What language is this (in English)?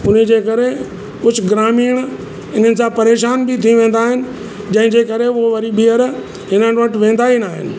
Sindhi